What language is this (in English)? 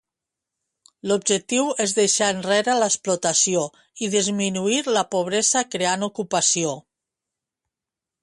Catalan